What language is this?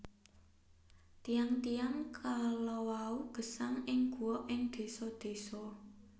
Javanese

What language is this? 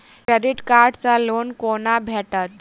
Maithili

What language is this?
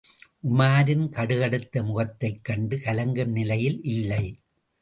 Tamil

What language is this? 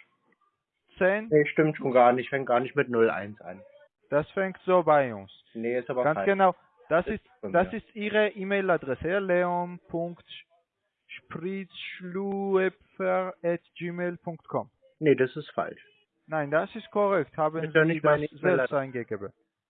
German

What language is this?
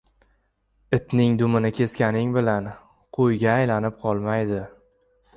Uzbek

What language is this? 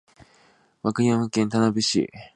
Japanese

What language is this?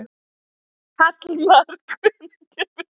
Icelandic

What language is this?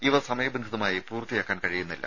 Malayalam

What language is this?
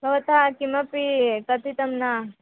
Sanskrit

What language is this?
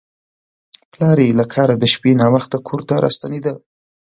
Pashto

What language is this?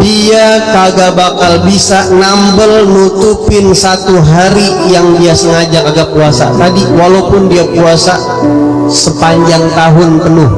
Indonesian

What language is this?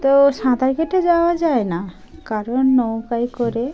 Bangla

